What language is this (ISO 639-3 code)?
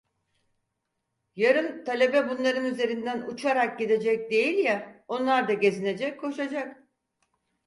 tur